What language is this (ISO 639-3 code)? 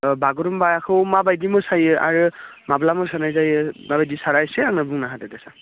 brx